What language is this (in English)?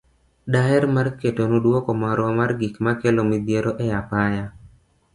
Luo (Kenya and Tanzania)